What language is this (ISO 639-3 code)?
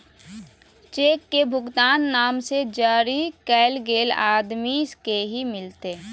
mag